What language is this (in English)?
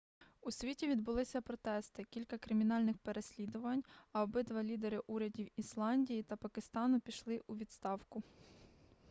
Ukrainian